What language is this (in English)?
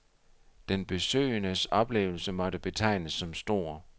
Danish